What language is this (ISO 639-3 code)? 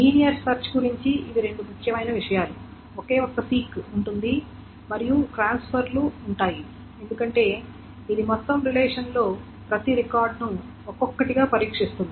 tel